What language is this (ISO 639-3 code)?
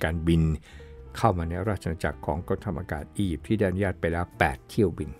tha